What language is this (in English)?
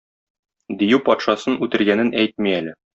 Tatar